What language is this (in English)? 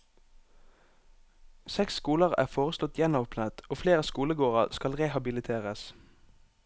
Norwegian